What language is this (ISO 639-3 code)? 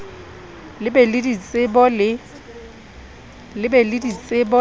sot